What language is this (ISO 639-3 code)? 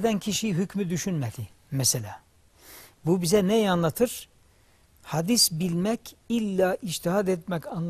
tur